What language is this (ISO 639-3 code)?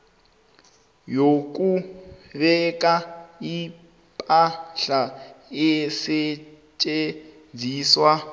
nbl